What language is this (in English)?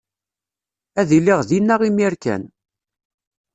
Kabyle